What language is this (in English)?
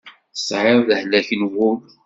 Kabyle